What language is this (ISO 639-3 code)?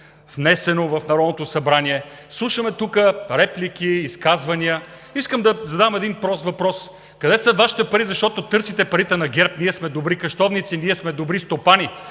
bul